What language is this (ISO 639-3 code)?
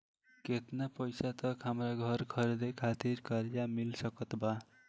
bho